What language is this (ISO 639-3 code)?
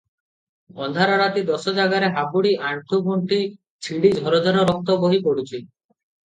ori